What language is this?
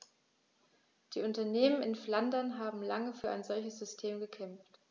German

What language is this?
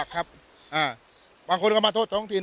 Thai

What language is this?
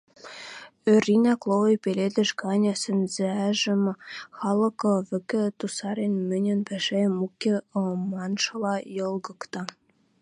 Western Mari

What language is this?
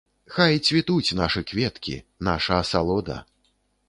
Belarusian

